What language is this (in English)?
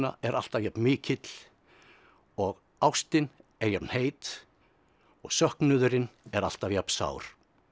Icelandic